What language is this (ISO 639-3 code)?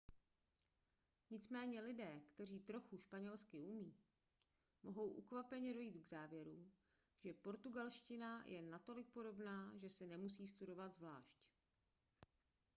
ces